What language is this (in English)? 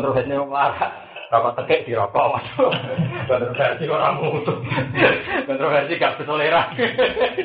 Indonesian